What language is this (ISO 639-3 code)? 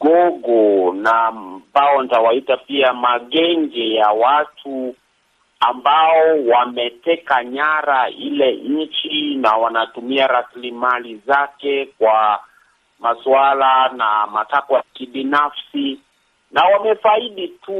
swa